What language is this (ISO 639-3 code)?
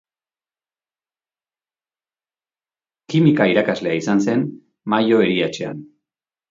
eus